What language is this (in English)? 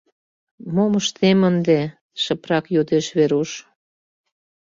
Mari